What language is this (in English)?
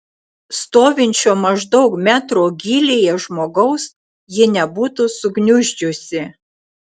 Lithuanian